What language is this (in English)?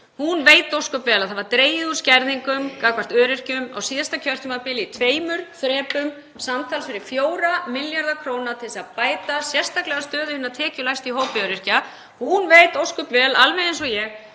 Icelandic